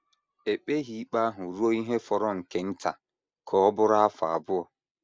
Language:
Igbo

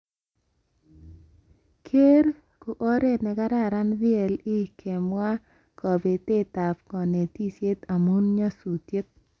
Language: Kalenjin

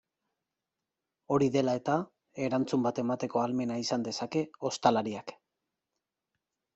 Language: Basque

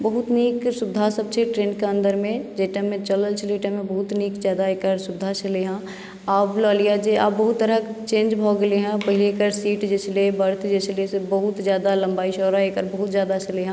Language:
Maithili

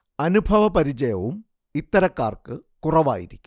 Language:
Malayalam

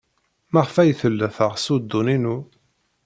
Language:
Kabyle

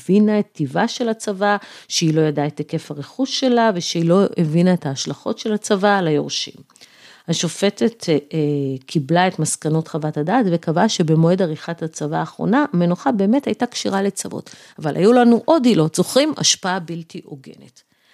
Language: Hebrew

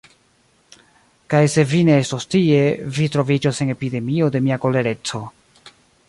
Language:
Esperanto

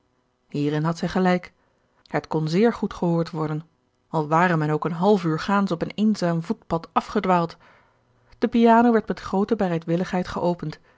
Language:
Dutch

